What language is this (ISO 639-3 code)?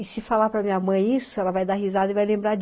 por